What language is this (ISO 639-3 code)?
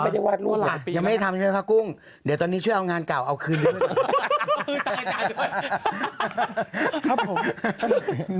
tha